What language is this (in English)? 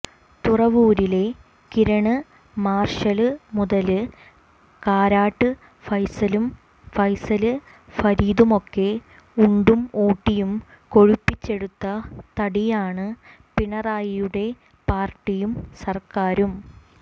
Malayalam